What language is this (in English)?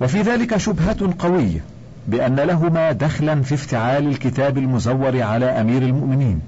Arabic